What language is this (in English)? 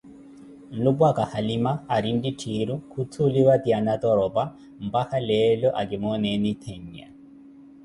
Koti